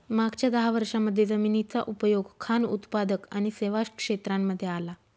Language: Marathi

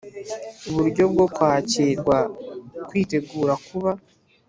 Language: Kinyarwanda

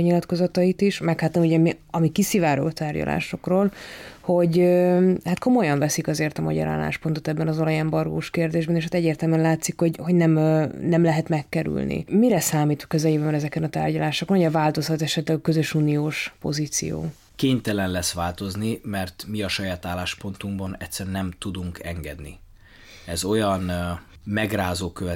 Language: Hungarian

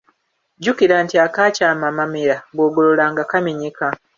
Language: Ganda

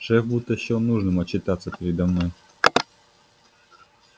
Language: Russian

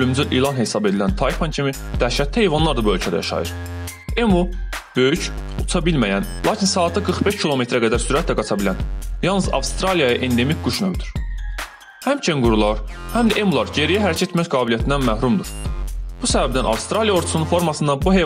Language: Turkish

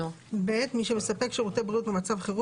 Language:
Hebrew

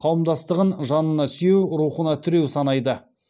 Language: Kazakh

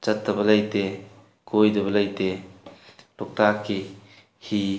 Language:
Manipuri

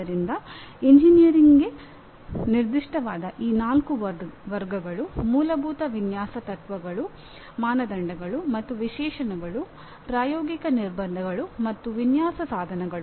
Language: Kannada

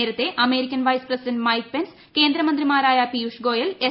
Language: Malayalam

